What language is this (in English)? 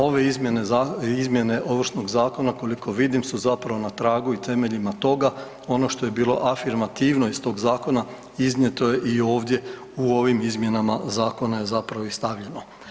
Croatian